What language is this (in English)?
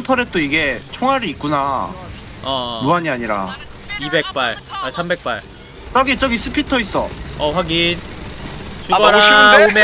Korean